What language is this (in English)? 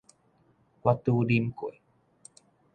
Min Nan Chinese